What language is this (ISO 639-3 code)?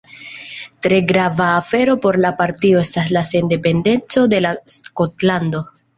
epo